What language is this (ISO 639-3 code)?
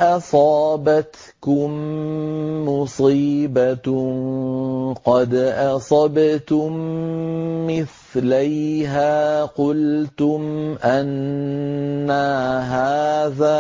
ara